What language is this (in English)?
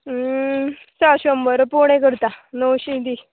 Konkani